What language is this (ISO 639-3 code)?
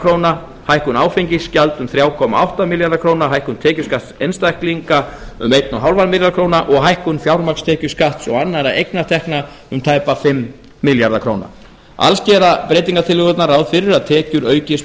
isl